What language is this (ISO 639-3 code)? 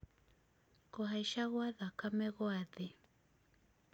kik